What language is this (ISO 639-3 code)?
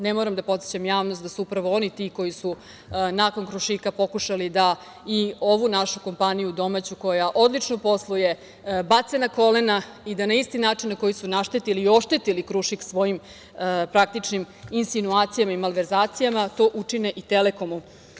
srp